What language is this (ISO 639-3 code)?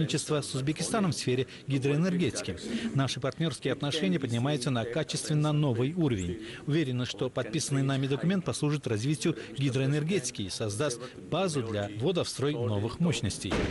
rus